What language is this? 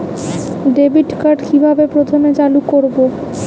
Bangla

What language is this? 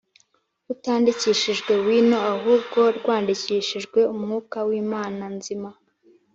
Kinyarwanda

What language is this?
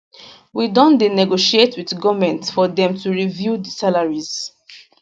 Nigerian Pidgin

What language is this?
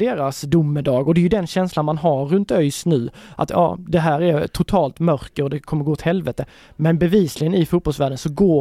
Swedish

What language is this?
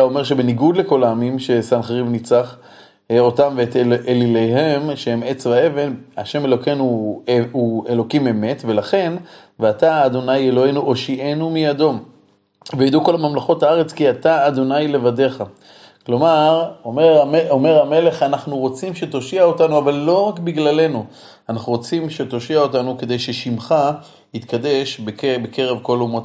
Hebrew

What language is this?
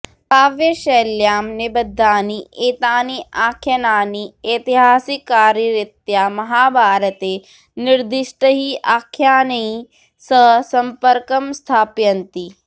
Sanskrit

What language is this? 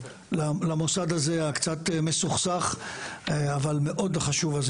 Hebrew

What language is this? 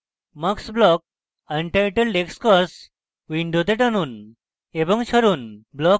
Bangla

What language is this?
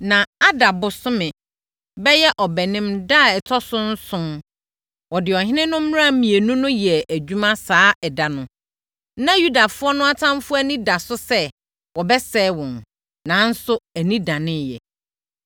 Akan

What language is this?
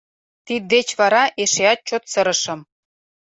Mari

